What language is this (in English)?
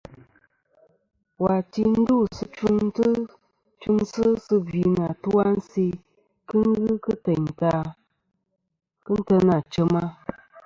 Kom